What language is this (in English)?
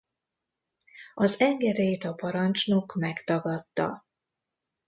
Hungarian